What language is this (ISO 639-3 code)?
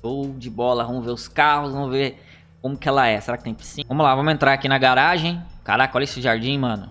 por